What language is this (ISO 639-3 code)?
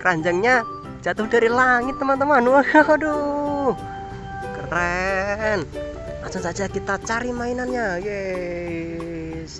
ind